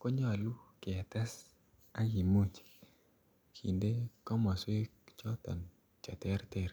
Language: Kalenjin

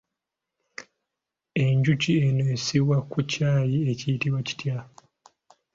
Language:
Ganda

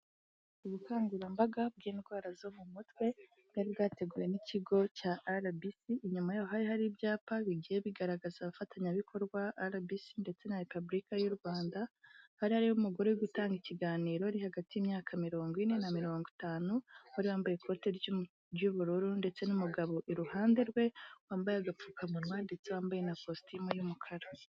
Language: Kinyarwanda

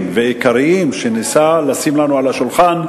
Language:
Hebrew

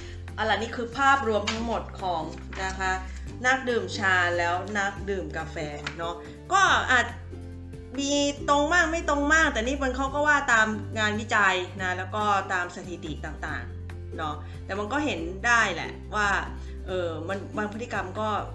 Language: Thai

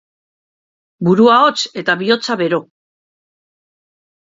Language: Basque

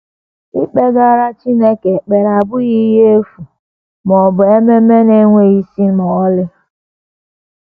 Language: Igbo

